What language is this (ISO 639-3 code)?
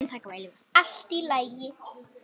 isl